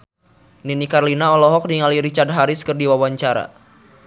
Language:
Sundanese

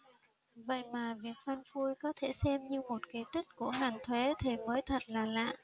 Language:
Vietnamese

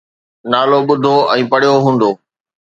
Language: Sindhi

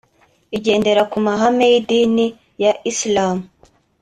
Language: Kinyarwanda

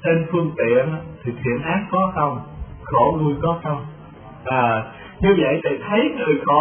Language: Vietnamese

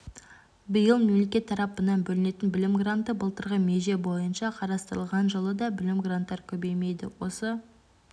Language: Kazakh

